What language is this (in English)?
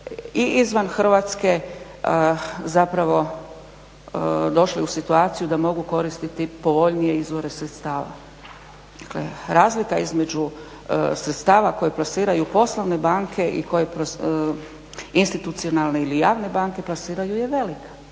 Croatian